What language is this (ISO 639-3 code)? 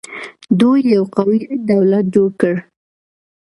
pus